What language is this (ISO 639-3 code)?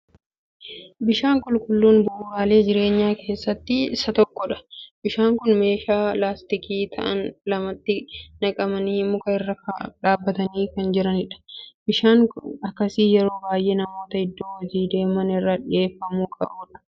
orm